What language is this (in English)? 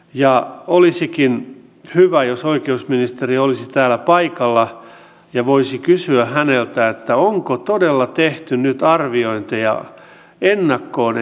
Finnish